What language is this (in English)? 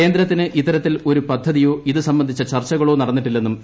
Malayalam